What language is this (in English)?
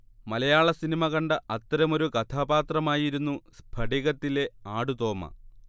Malayalam